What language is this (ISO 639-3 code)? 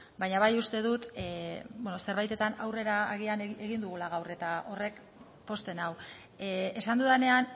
eus